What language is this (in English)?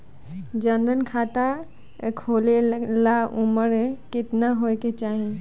Bhojpuri